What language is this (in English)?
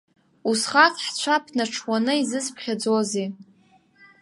Abkhazian